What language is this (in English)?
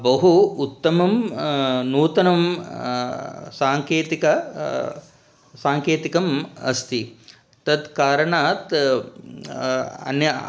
Sanskrit